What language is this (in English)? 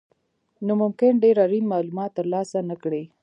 Pashto